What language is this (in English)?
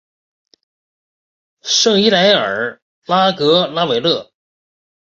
Chinese